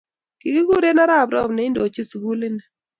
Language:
Kalenjin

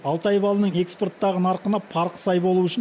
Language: Kazakh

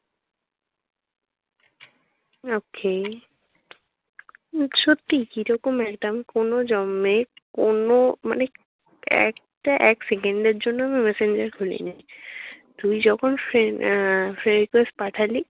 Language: Bangla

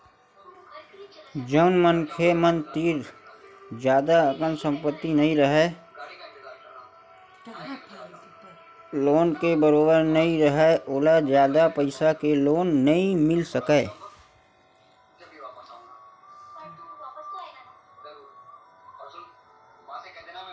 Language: Chhattisgarhi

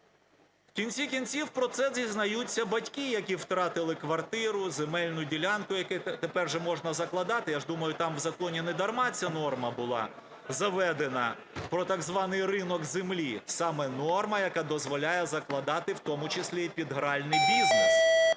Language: Ukrainian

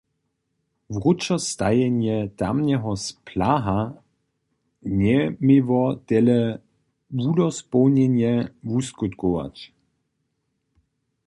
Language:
Upper Sorbian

